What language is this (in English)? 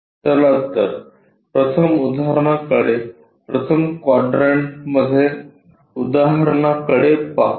Marathi